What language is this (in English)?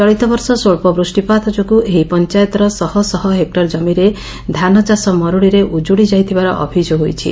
Odia